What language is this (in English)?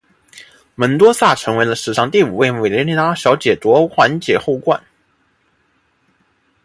Chinese